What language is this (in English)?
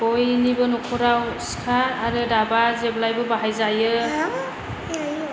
Bodo